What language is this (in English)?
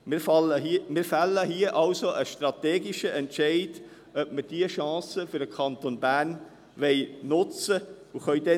Swiss German